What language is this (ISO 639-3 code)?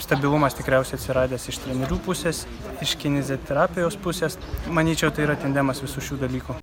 lit